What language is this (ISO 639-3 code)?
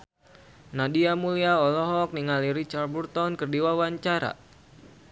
sun